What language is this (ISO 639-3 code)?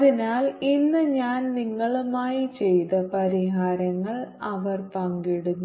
mal